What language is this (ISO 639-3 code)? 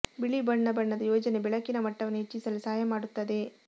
kan